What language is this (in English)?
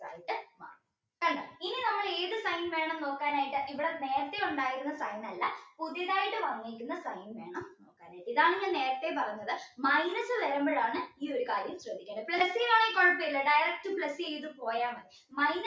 Malayalam